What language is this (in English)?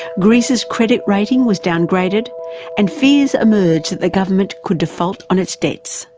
English